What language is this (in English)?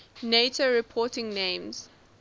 English